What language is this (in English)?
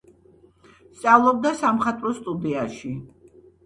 Georgian